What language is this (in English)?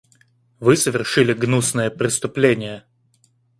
Russian